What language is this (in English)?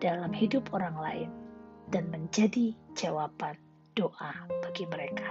Indonesian